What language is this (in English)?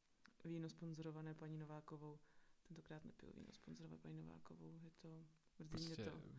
Czech